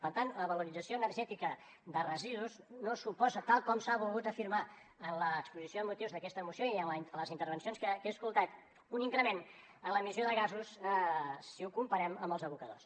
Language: Catalan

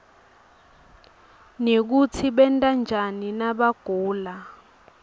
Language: Swati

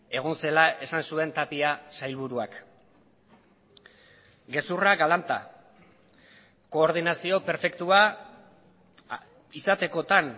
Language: Basque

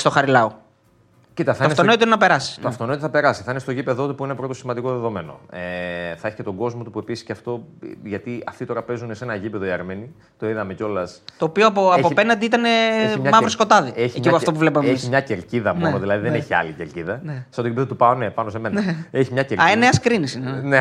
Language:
Greek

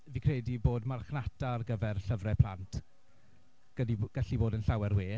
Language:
Welsh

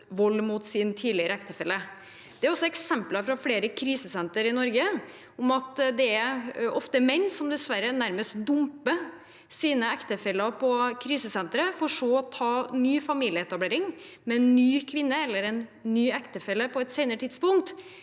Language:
Norwegian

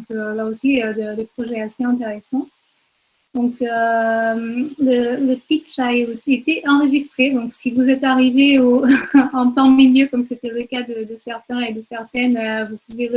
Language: French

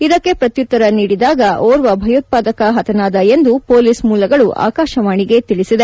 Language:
Kannada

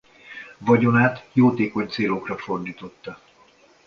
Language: Hungarian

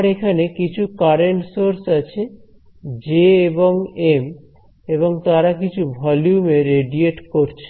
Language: Bangla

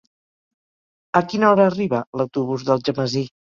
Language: Catalan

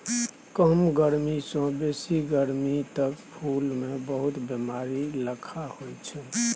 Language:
Maithili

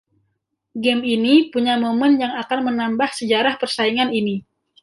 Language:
Indonesian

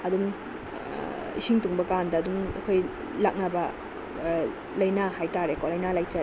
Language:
Manipuri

